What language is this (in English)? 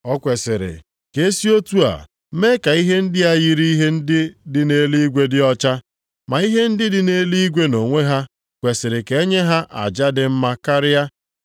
Igbo